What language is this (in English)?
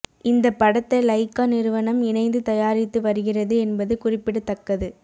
Tamil